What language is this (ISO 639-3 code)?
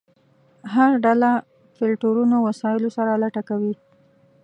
pus